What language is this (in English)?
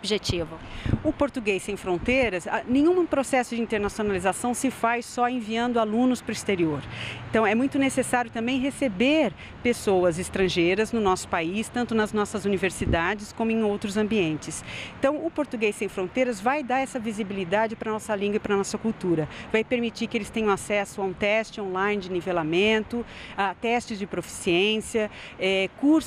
Portuguese